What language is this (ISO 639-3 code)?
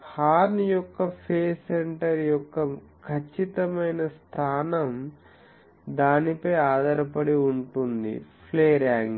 tel